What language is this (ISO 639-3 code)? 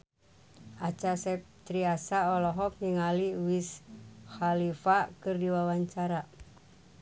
sun